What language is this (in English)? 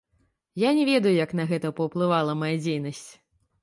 Belarusian